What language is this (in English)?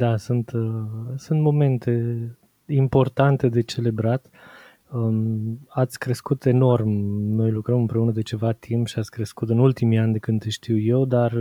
Romanian